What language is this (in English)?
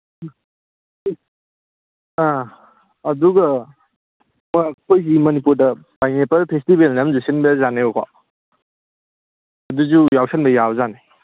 Manipuri